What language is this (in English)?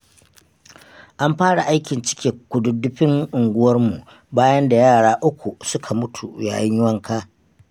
Hausa